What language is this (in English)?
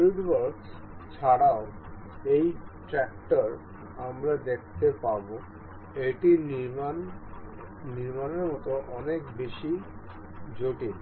Bangla